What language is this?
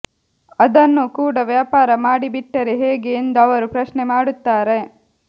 Kannada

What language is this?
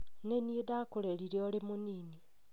Kikuyu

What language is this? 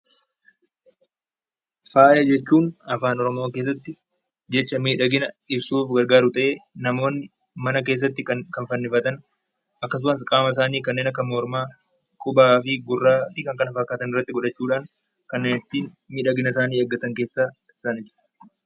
Oromo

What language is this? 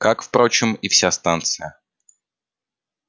Russian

